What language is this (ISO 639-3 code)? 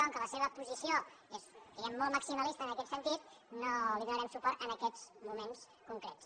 cat